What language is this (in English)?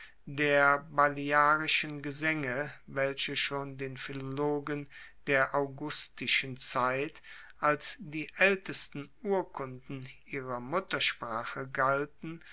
German